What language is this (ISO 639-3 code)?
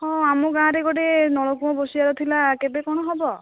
ori